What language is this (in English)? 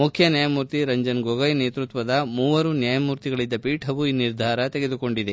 Kannada